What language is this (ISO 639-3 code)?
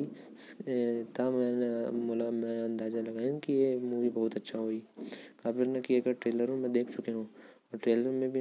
kfp